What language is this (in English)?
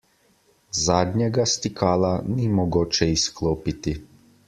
Slovenian